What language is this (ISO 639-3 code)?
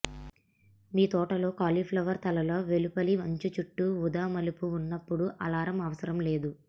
tel